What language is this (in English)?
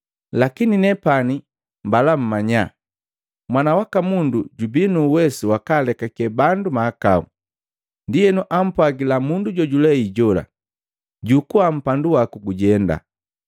Matengo